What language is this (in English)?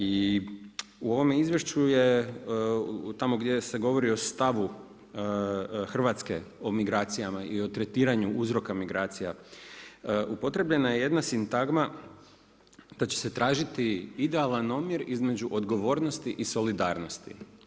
Croatian